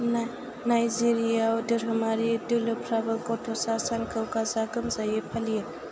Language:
Bodo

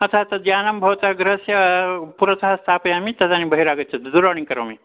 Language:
Sanskrit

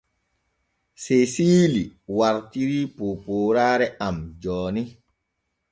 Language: Borgu Fulfulde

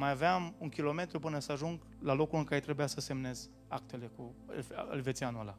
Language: Romanian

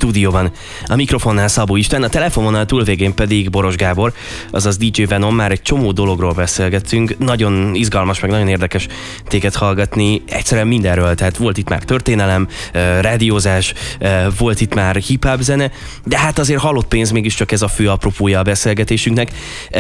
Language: Hungarian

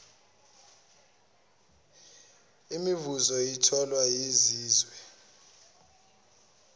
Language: Zulu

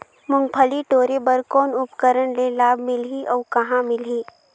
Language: Chhattisgarhi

